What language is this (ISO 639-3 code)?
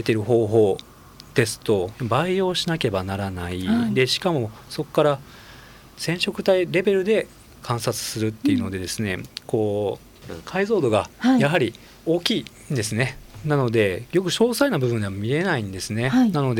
jpn